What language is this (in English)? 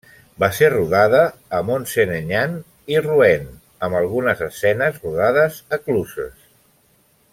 Catalan